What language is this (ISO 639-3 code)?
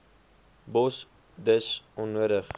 afr